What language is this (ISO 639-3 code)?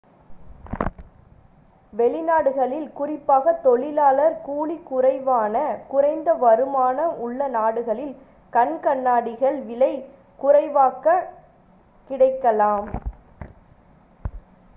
tam